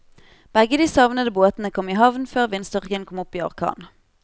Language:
Norwegian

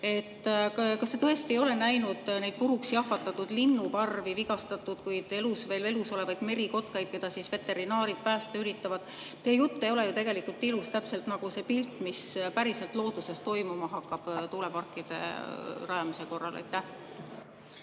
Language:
Estonian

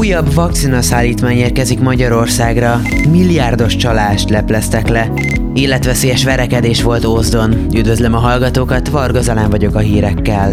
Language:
Hungarian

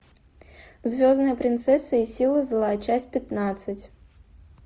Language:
Russian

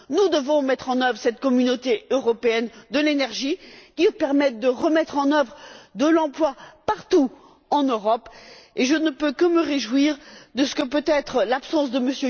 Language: French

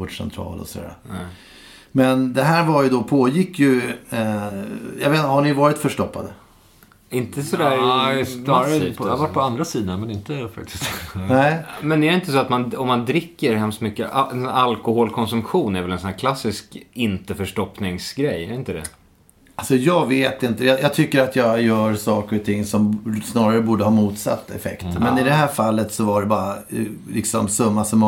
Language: Swedish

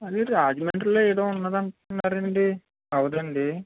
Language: Telugu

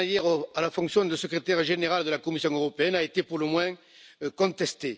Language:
French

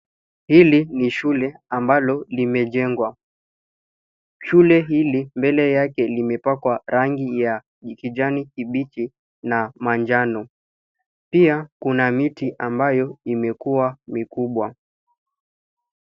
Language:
Swahili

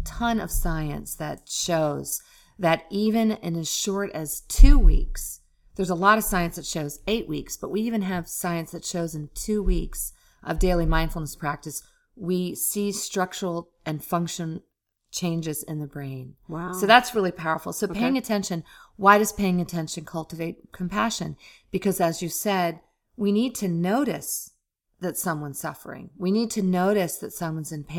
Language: English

